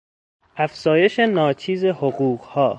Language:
Persian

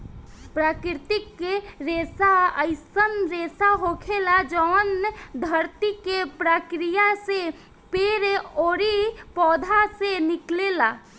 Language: Bhojpuri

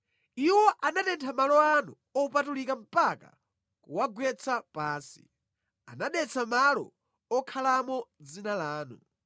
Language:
Nyanja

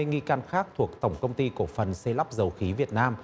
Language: Vietnamese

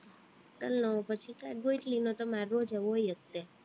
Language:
Gujarati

